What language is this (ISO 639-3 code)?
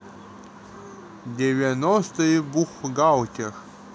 rus